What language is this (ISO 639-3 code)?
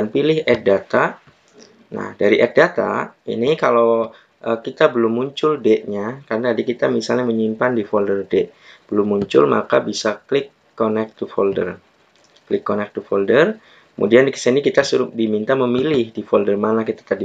ind